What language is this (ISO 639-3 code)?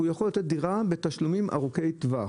heb